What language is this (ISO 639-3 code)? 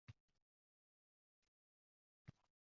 uzb